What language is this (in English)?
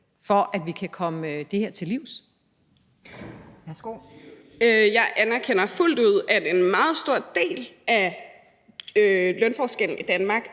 Danish